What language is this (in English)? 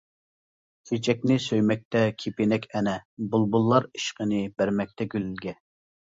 Uyghur